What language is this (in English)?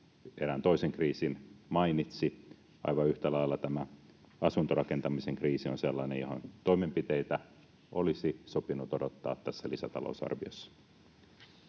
Finnish